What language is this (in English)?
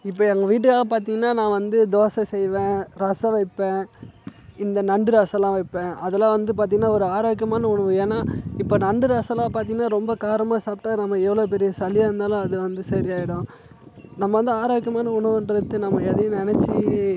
Tamil